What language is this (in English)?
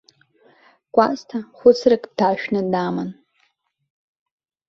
Abkhazian